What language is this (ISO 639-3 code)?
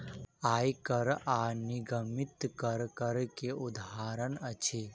mai